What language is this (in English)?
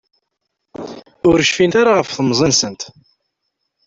Kabyle